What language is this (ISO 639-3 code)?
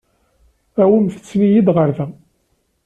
kab